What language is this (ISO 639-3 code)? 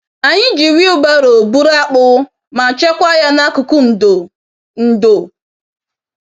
ibo